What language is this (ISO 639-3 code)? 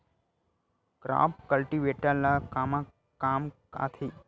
hne